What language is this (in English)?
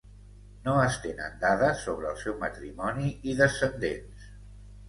Catalan